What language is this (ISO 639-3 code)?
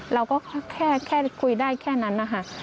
tha